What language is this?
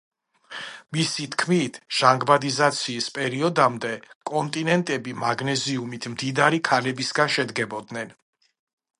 Georgian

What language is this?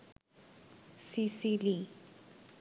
Bangla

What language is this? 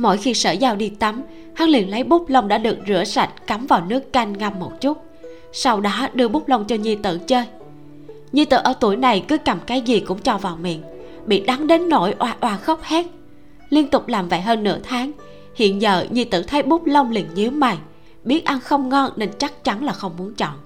Vietnamese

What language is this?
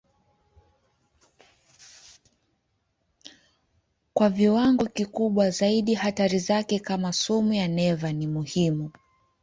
Swahili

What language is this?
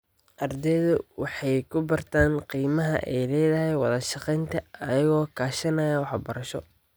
Somali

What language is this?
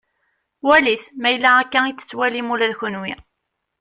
Kabyle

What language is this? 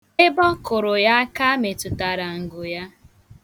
Igbo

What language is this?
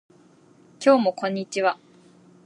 Japanese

